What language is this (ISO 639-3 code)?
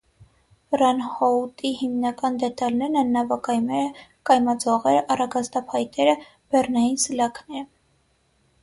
hye